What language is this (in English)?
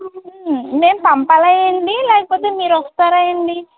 Telugu